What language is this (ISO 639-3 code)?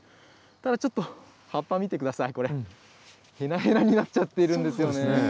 jpn